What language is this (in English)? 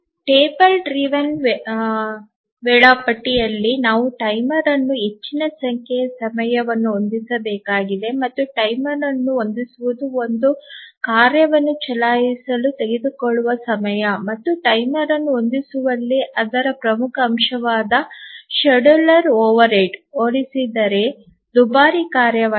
Kannada